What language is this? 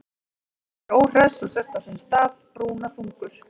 Icelandic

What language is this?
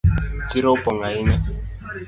Luo (Kenya and Tanzania)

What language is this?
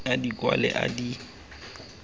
Tswana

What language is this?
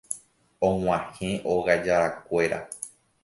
Guarani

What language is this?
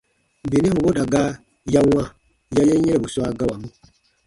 Baatonum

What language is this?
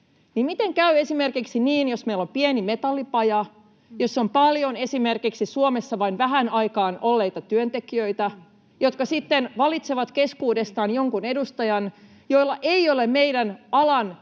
Finnish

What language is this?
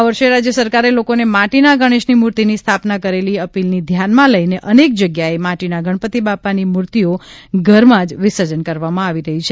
Gujarati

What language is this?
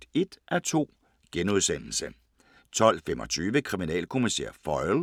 Danish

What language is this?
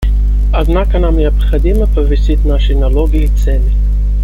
Russian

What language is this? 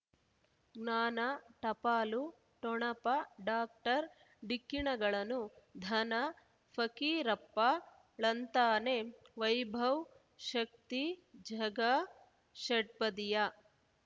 Kannada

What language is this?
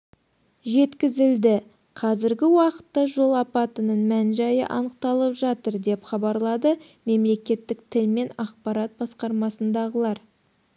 Kazakh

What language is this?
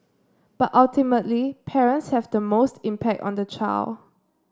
English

